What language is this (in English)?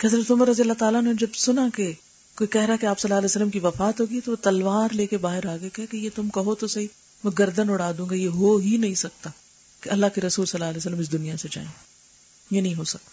Urdu